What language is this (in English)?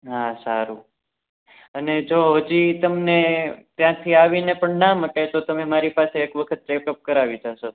Gujarati